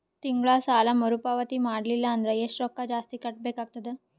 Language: Kannada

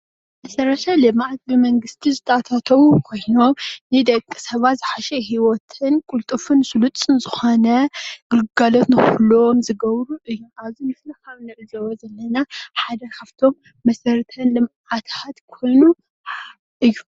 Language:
Tigrinya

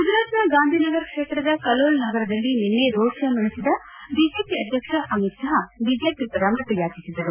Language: Kannada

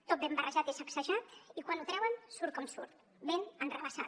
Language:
Catalan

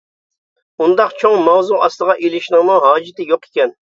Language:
Uyghur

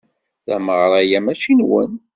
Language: Kabyle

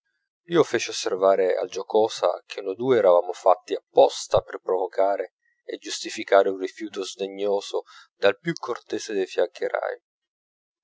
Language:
Italian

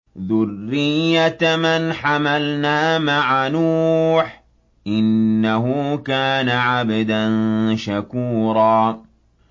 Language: Arabic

